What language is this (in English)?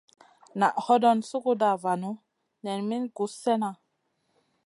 Masana